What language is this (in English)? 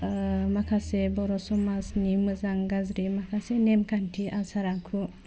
Bodo